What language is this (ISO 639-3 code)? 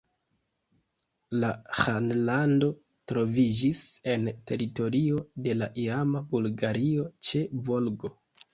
epo